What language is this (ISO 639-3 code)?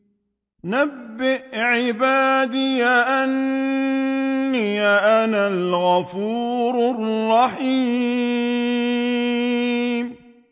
ara